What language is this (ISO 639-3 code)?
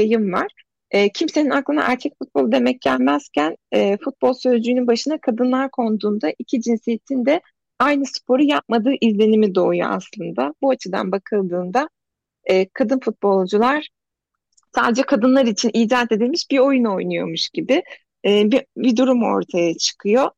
tur